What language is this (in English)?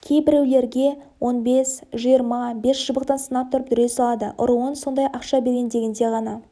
Kazakh